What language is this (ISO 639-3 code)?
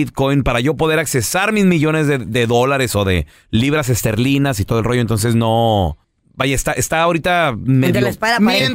spa